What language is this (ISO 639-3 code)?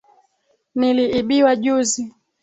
swa